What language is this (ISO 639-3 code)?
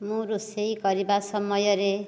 ori